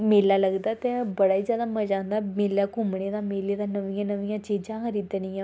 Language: Dogri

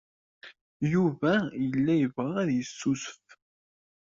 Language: Kabyle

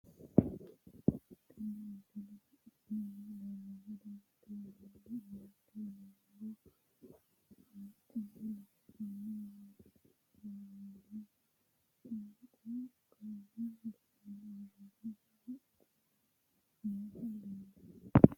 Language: Sidamo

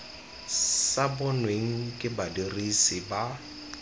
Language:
Tswana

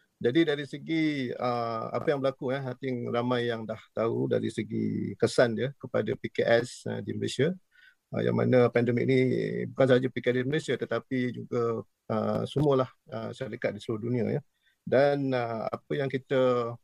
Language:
Malay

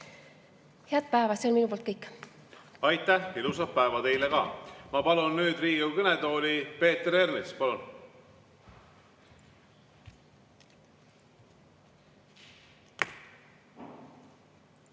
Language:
Estonian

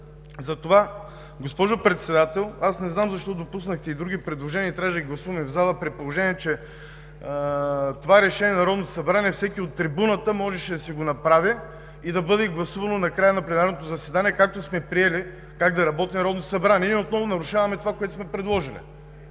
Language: Bulgarian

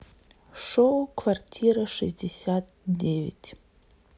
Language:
Russian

